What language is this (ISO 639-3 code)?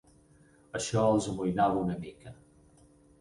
cat